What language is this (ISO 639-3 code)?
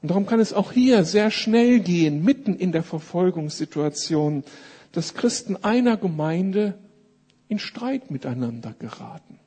deu